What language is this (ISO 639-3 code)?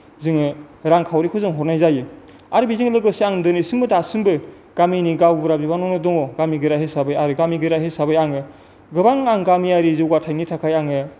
brx